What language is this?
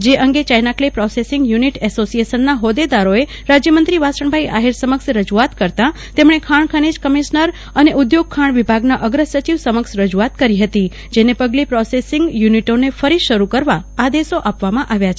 Gujarati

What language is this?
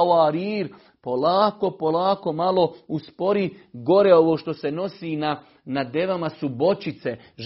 Croatian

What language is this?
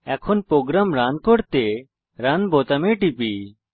Bangla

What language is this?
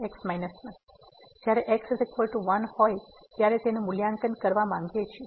Gujarati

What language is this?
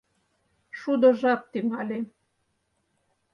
Mari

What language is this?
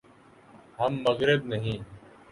Urdu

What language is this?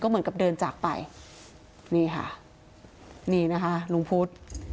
Thai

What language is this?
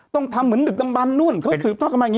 Thai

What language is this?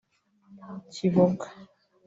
Kinyarwanda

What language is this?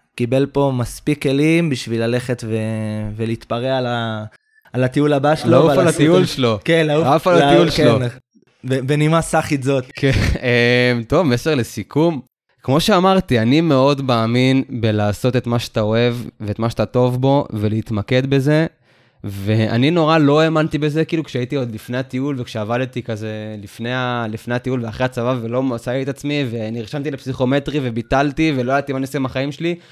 Hebrew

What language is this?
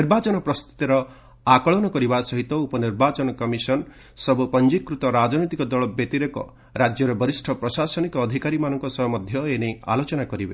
Odia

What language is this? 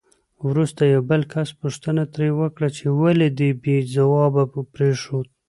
Pashto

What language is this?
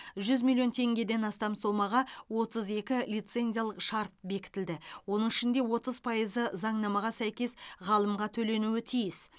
Kazakh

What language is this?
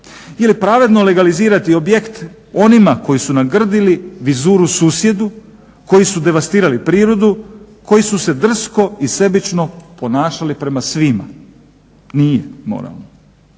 Croatian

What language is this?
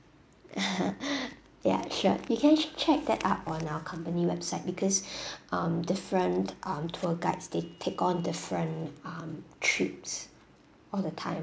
English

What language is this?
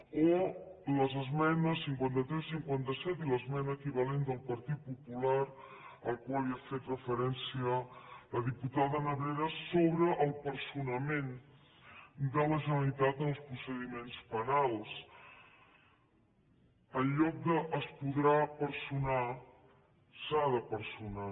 Catalan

